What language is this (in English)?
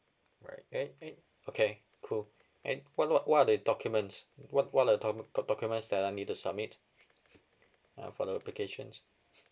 English